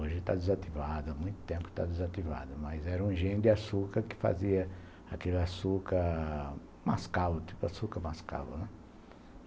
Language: Portuguese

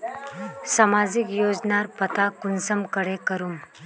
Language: Magahi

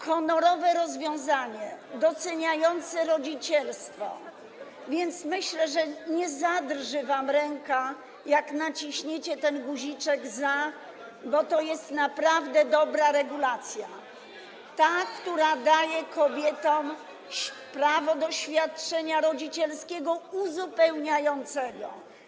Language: Polish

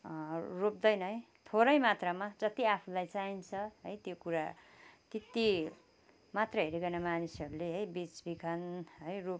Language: Nepali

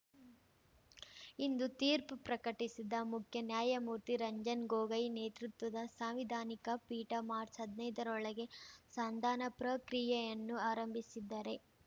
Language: Kannada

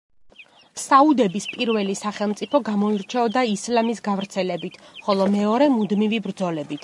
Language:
Georgian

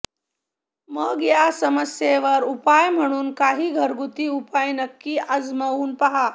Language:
Marathi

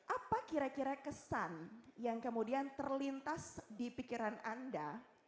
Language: Indonesian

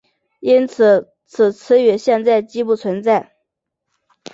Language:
Chinese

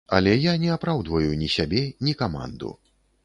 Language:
Belarusian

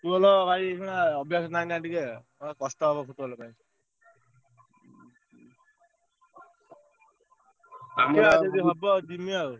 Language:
Odia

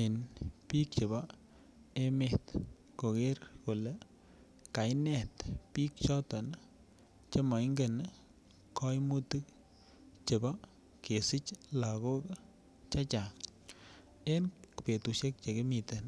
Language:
Kalenjin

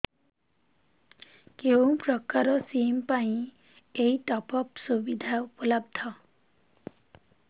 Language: Odia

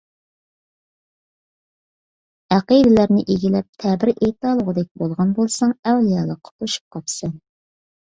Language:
Uyghur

